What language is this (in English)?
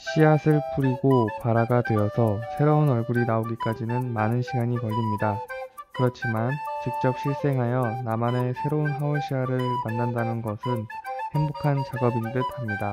Korean